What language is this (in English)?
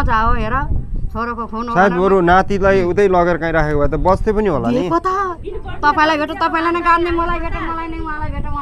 Thai